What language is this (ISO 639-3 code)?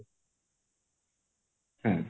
ori